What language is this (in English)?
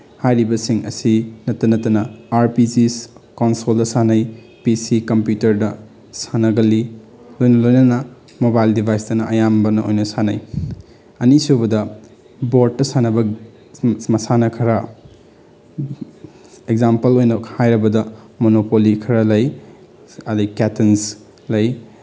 Manipuri